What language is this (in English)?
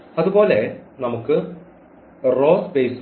Malayalam